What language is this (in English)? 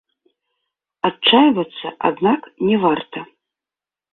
Belarusian